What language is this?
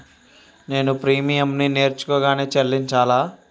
Telugu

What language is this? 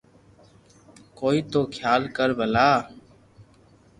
Loarki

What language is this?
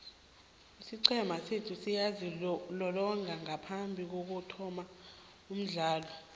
South Ndebele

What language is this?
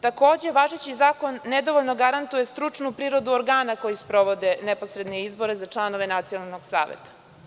Serbian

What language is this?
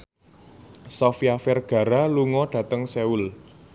Javanese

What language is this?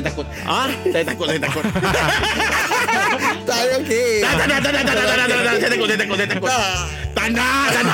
Malay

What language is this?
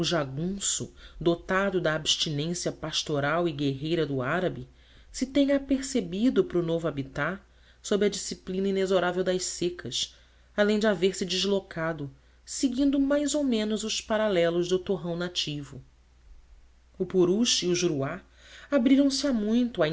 Portuguese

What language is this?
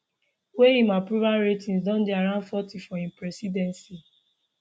Nigerian Pidgin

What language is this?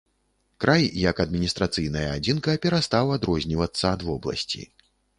Belarusian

